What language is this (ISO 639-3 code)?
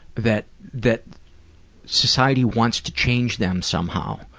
eng